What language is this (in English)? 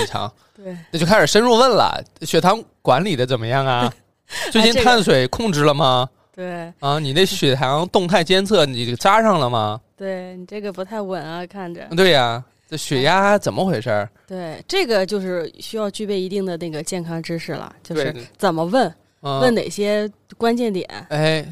Chinese